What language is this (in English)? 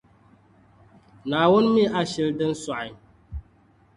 Dagbani